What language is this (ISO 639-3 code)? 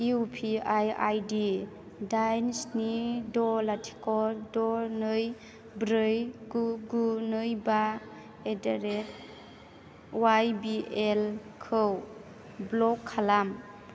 brx